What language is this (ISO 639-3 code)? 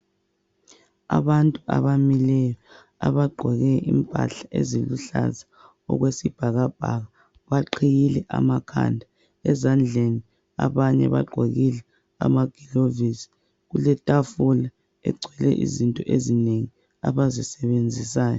nde